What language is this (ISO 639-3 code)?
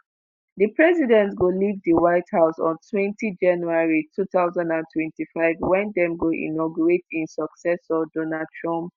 pcm